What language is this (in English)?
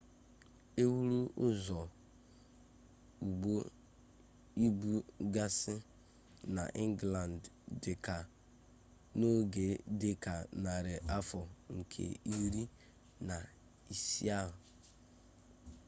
Igbo